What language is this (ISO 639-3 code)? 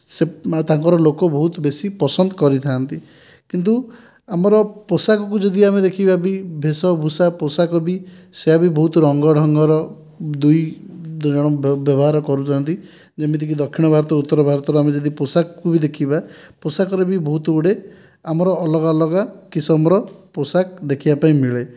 ori